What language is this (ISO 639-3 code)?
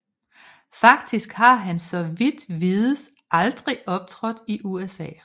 dan